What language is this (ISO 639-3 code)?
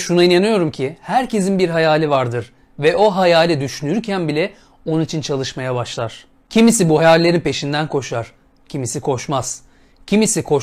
tur